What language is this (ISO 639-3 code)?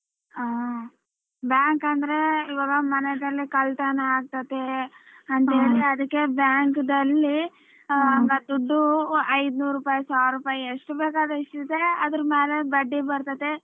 kan